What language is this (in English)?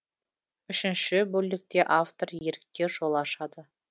Kazakh